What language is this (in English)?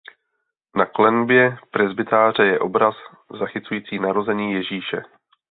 Czech